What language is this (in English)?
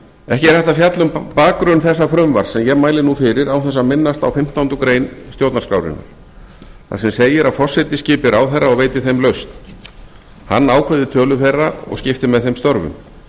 Icelandic